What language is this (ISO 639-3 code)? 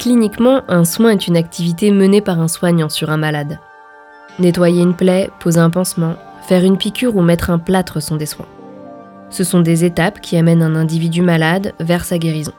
fra